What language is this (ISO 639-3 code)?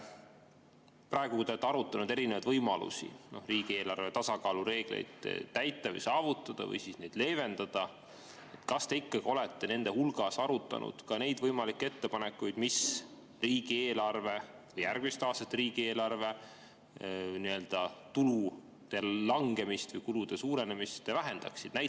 est